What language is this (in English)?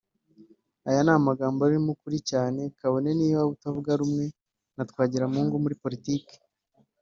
Kinyarwanda